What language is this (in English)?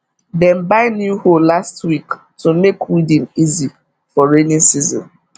Nigerian Pidgin